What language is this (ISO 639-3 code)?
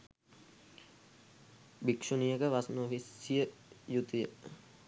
sin